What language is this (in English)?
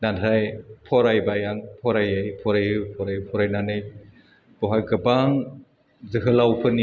Bodo